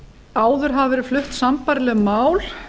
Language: Icelandic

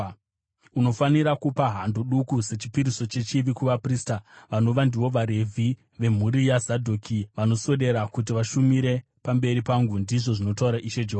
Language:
Shona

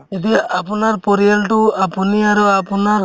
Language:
Assamese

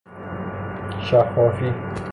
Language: Persian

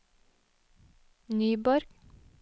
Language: Norwegian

